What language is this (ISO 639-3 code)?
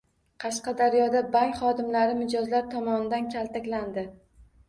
uzb